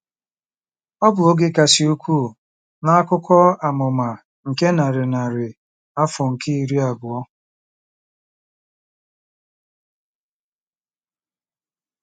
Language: Igbo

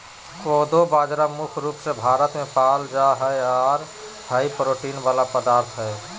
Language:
Magahi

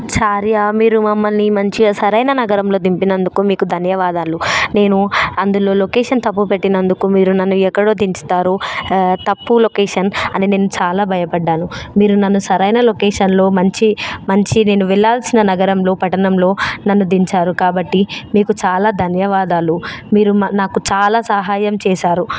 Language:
Telugu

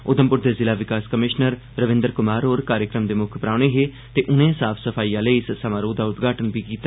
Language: Dogri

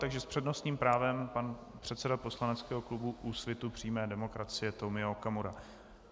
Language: Czech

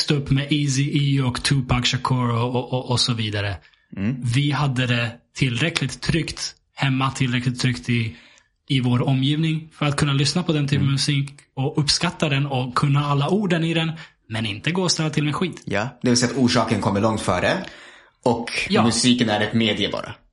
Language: Swedish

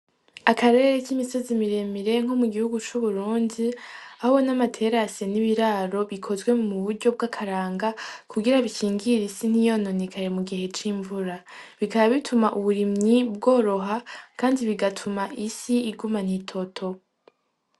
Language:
Rundi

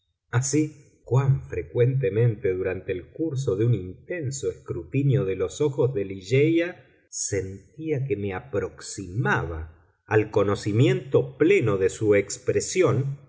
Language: Spanish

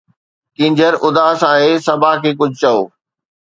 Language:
Sindhi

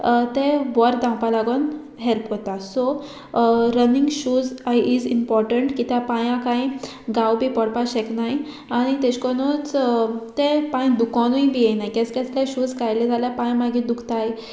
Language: Konkani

